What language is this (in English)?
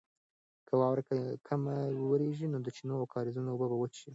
Pashto